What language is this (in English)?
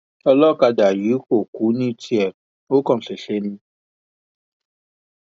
Yoruba